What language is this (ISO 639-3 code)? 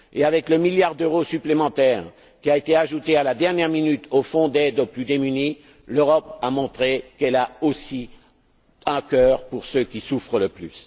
fra